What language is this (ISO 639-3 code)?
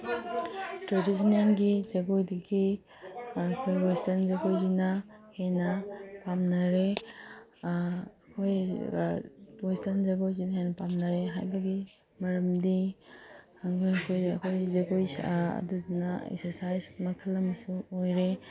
mni